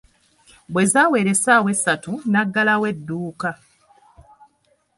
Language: Ganda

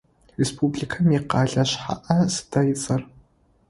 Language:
Adyghe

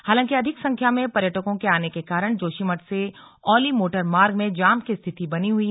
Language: Hindi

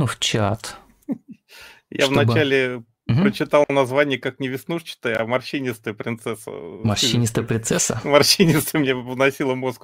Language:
Russian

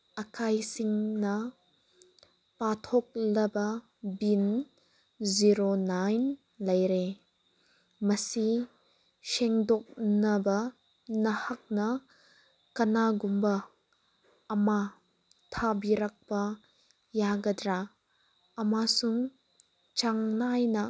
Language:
Manipuri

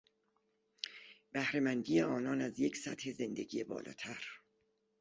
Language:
Persian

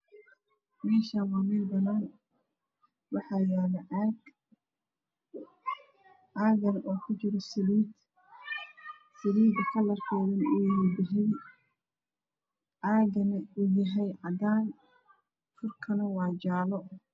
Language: Somali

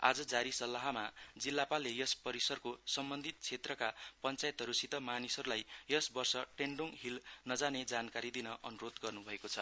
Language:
Nepali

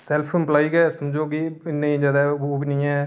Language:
Dogri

